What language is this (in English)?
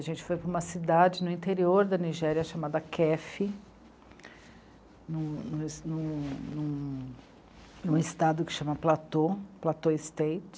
Portuguese